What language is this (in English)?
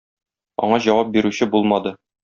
Tatar